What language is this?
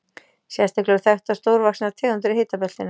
Icelandic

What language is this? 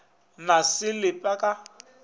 Northern Sotho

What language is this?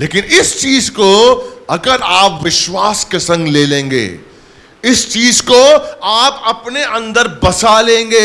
Hindi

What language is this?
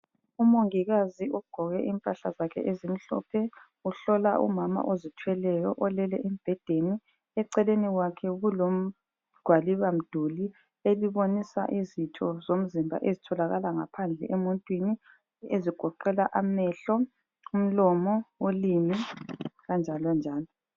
North Ndebele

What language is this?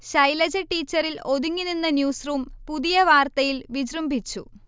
Malayalam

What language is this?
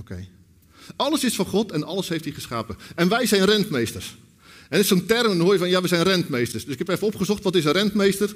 Dutch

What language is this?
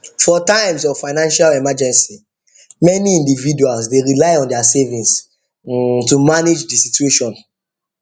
Nigerian Pidgin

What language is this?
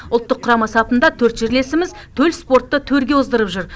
Kazakh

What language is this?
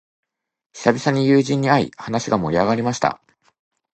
Japanese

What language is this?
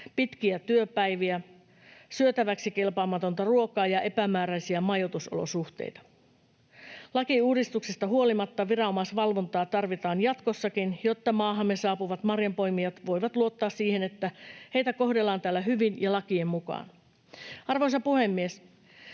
Finnish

